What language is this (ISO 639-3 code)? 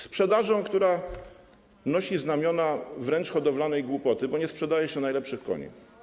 pol